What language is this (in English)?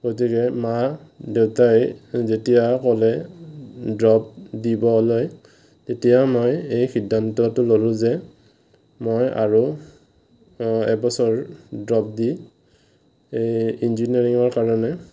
Assamese